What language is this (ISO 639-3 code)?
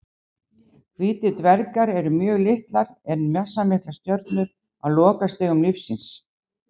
isl